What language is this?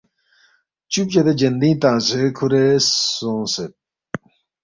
Balti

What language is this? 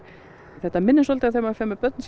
Icelandic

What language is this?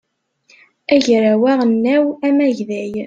Kabyle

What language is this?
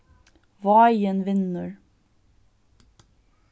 Faroese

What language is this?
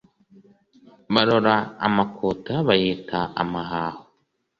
Kinyarwanda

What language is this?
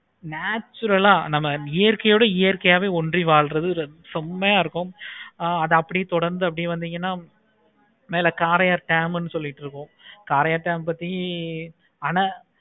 Tamil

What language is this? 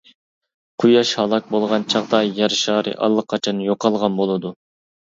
Uyghur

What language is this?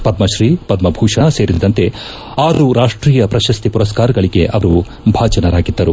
Kannada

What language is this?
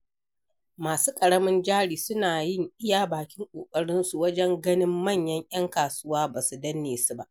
Hausa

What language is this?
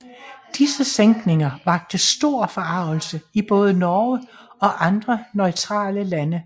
Danish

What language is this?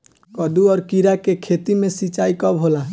Bhojpuri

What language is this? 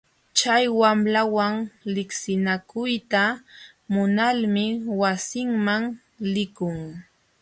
Jauja Wanca Quechua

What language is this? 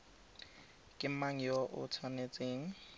Tswana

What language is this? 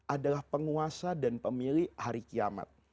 Indonesian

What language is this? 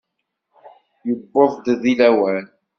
Kabyle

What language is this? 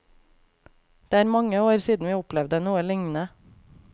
Norwegian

